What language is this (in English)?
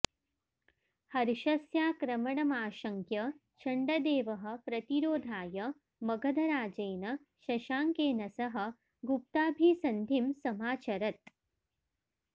Sanskrit